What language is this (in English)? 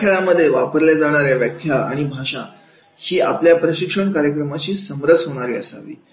Marathi